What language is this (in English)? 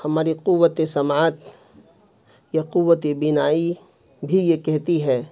Urdu